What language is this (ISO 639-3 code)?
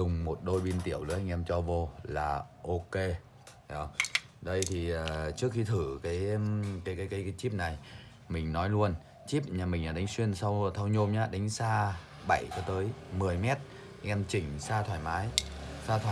vie